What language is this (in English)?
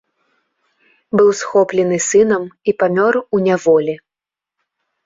Belarusian